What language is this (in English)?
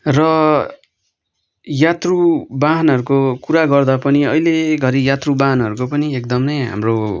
Nepali